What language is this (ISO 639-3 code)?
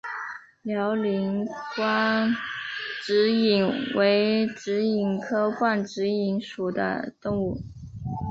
zho